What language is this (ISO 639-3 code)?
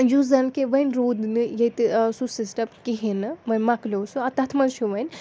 kas